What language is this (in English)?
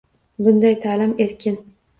Uzbek